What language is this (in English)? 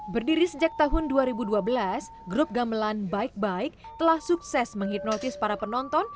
Indonesian